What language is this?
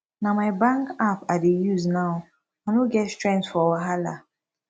Nigerian Pidgin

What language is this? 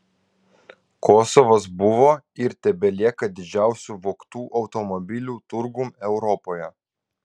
Lithuanian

